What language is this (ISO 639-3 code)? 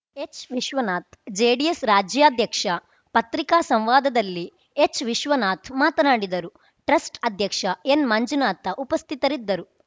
kan